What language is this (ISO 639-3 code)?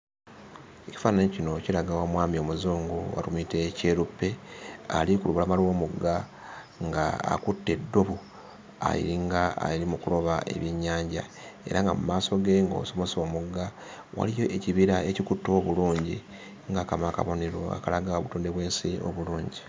lug